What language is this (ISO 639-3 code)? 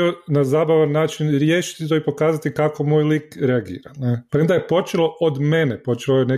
hrv